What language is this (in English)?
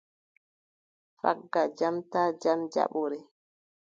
Adamawa Fulfulde